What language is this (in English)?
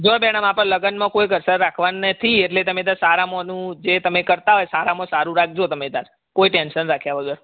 Gujarati